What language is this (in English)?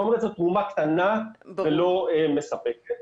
Hebrew